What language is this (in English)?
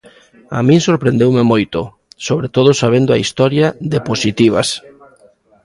Galician